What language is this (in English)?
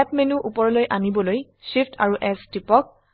Assamese